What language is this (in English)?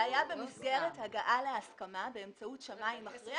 Hebrew